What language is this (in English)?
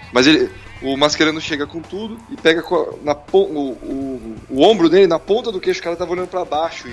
Portuguese